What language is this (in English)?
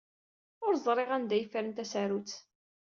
Kabyle